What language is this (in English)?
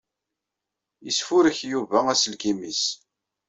Kabyle